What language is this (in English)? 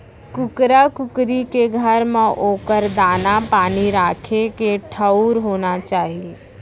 Chhattisgarhi